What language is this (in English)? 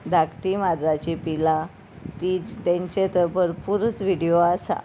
Konkani